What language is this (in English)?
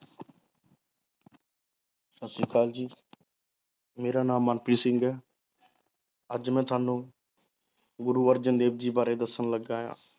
Punjabi